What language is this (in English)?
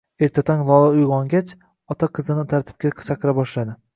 Uzbek